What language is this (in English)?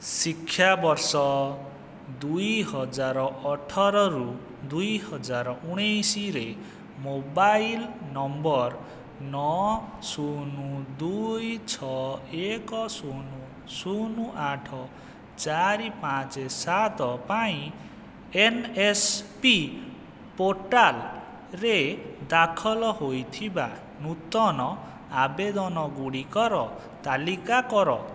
Odia